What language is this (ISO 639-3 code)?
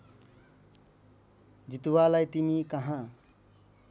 nep